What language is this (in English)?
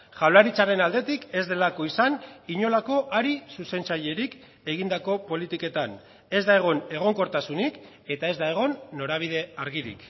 Basque